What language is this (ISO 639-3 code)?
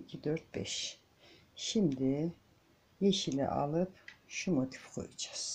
tur